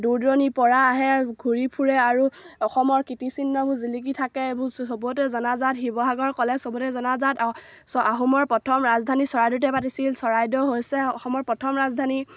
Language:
Assamese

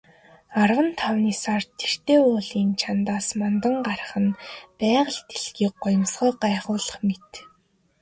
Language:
Mongolian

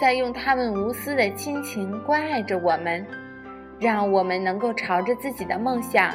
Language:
Chinese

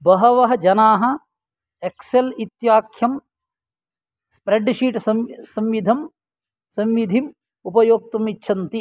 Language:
Sanskrit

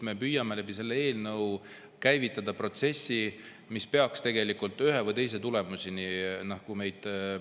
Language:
Estonian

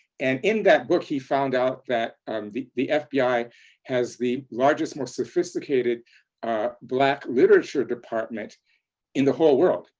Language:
English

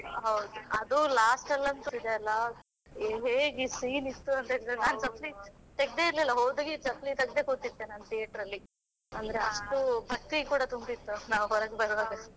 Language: Kannada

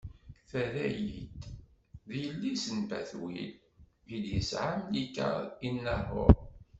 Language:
Kabyle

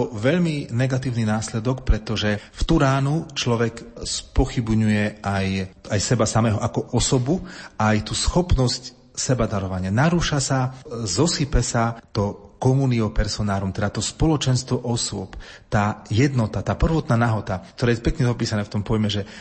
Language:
Slovak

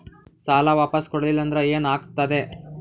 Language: Kannada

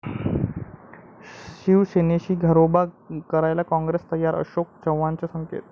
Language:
Marathi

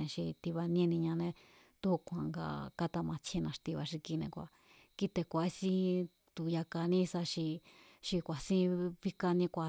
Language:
Mazatlán Mazatec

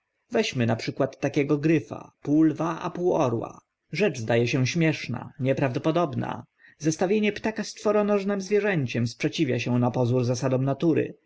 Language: Polish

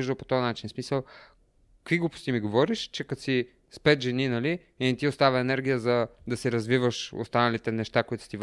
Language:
Bulgarian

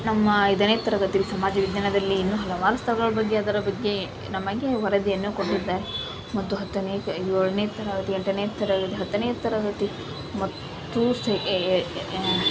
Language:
Kannada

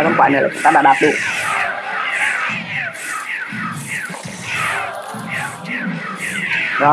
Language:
Vietnamese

